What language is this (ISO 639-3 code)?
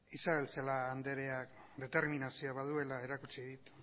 eus